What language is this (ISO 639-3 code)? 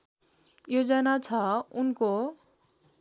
nep